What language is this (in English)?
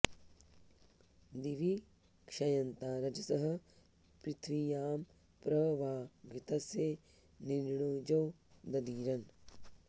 Sanskrit